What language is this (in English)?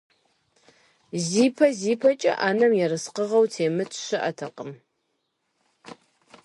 Kabardian